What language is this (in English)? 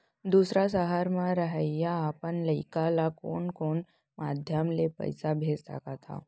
Chhattisgarhi